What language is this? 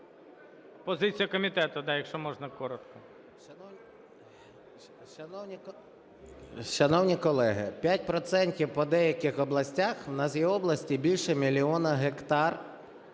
Ukrainian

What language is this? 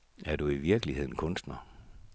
Danish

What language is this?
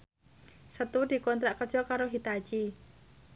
Javanese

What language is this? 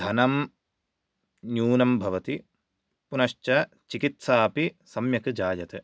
Sanskrit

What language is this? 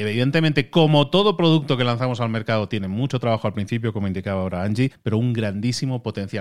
Spanish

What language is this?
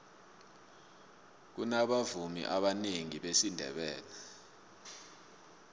South Ndebele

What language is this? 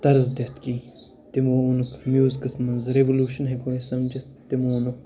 Kashmiri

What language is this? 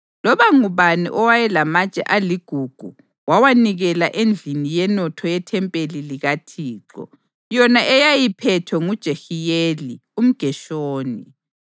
North Ndebele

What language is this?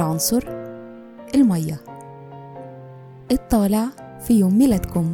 Arabic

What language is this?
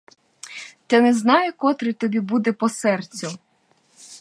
Ukrainian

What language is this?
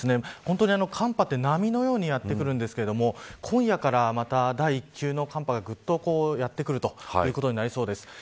Japanese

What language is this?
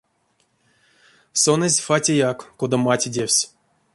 Erzya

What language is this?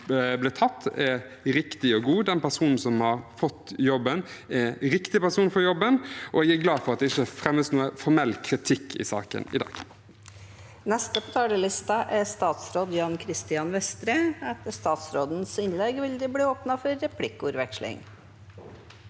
Norwegian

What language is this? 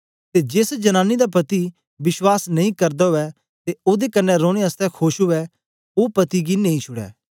Dogri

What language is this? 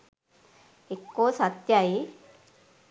Sinhala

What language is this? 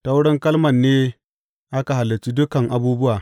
Hausa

